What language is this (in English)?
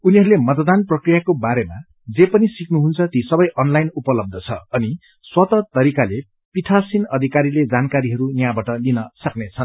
Nepali